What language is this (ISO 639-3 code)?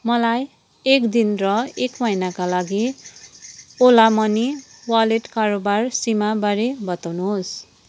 nep